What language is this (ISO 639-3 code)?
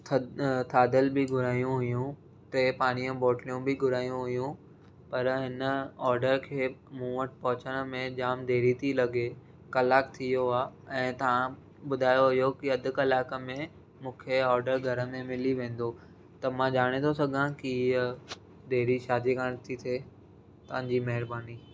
snd